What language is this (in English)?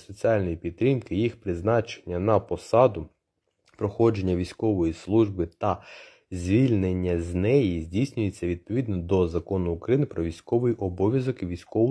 Ukrainian